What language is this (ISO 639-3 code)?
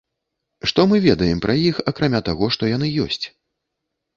bel